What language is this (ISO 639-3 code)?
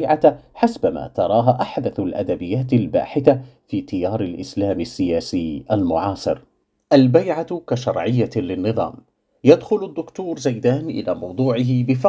ara